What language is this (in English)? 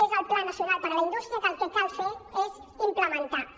Catalan